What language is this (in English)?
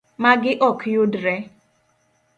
Luo (Kenya and Tanzania)